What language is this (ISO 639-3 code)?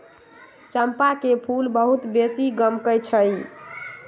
mag